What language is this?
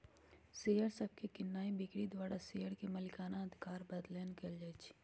Magahi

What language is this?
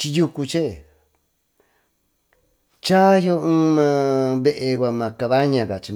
Tututepec Mixtec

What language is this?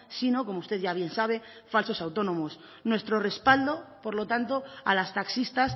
Spanish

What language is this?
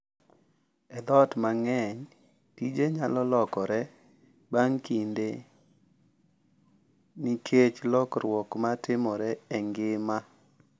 Luo (Kenya and Tanzania)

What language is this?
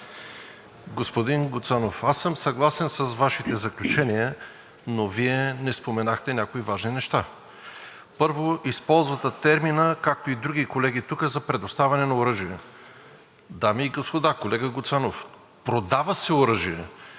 Bulgarian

